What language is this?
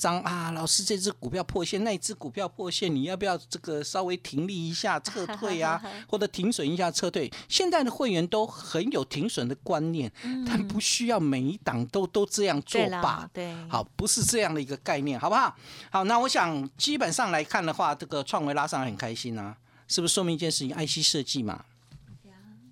Chinese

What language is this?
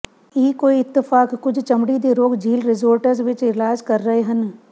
Punjabi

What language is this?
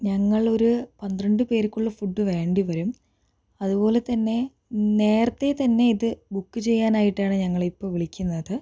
Malayalam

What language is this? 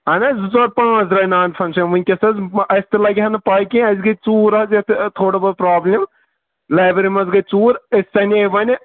Kashmiri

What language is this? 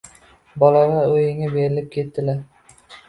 Uzbek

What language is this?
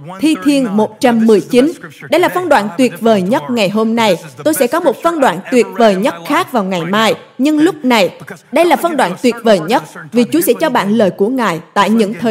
Vietnamese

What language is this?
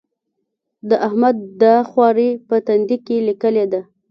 Pashto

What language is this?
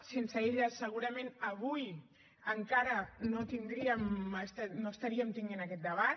Catalan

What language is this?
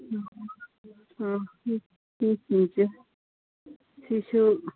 Manipuri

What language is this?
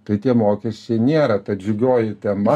Lithuanian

